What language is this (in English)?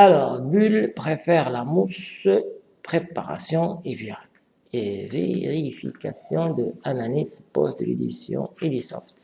French